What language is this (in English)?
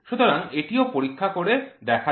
Bangla